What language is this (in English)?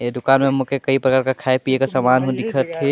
Sadri